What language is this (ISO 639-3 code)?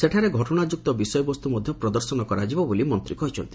ori